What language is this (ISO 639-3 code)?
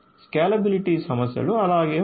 tel